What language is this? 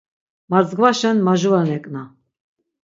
Laz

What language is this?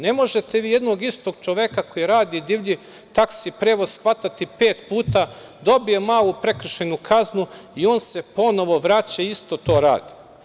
Serbian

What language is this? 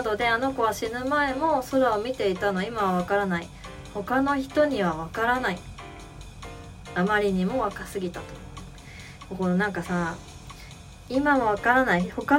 Japanese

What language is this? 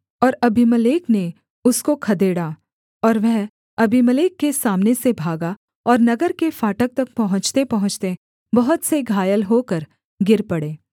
Hindi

